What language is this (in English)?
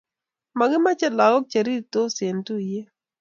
Kalenjin